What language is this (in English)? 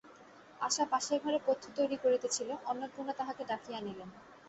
Bangla